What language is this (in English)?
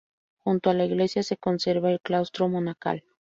Spanish